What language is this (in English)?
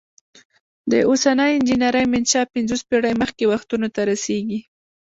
Pashto